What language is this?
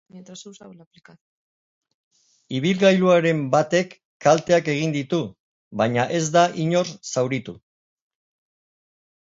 Basque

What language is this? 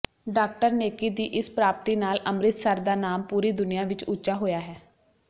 Punjabi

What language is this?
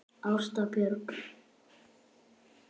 Icelandic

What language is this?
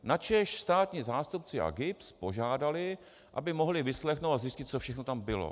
Czech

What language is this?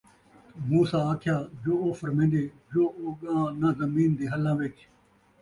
Saraiki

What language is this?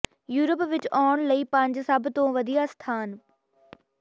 Punjabi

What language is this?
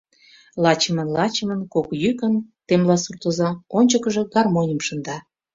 Mari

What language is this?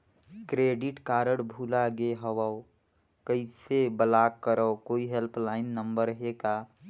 Chhattisgarhi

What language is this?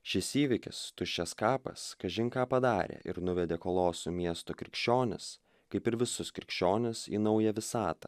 Lithuanian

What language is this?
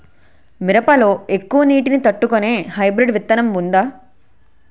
Telugu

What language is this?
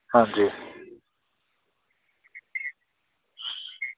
Dogri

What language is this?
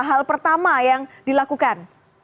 Indonesian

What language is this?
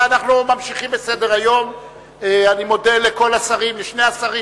Hebrew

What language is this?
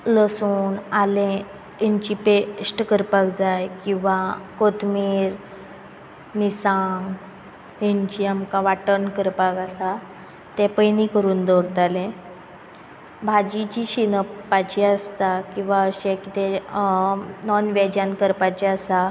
Konkani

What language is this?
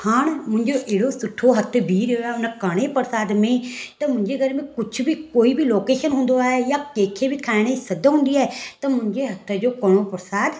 Sindhi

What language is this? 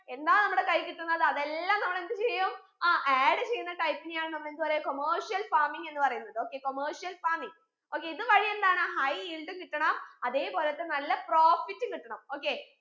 Malayalam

